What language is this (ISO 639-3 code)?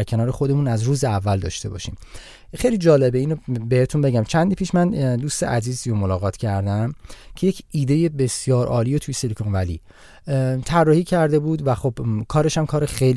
fas